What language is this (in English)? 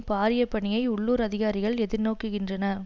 Tamil